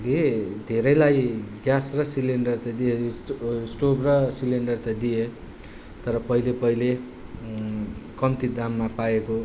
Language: Nepali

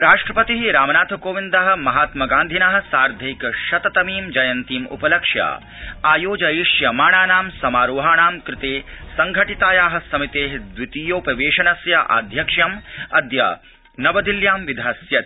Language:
Sanskrit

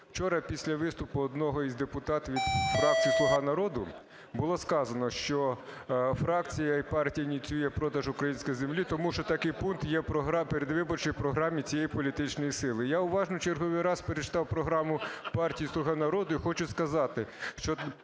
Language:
Ukrainian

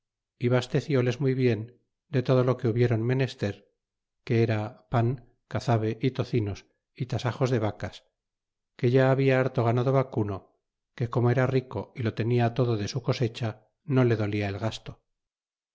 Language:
Spanish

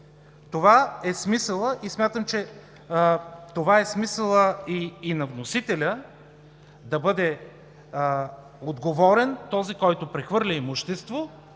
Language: Bulgarian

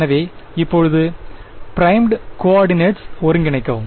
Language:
Tamil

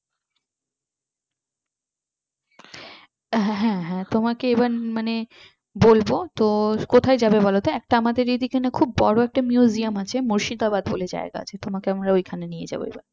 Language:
Bangla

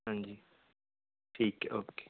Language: Punjabi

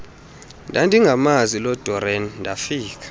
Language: Xhosa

